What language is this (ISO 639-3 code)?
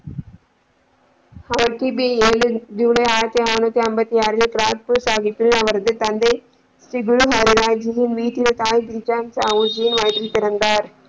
tam